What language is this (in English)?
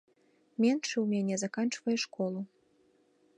Belarusian